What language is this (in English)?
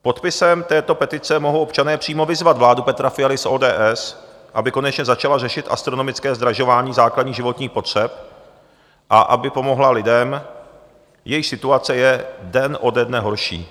Czech